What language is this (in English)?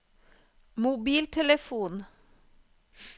Norwegian